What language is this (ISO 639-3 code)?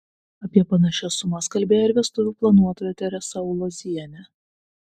lit